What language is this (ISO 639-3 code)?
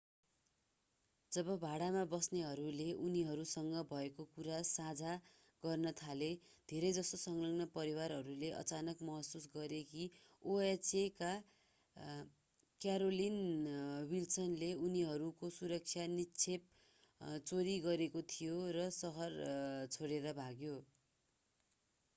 nep